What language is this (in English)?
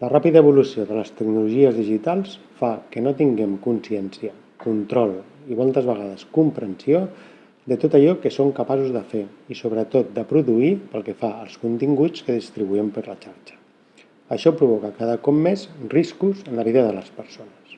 Catalan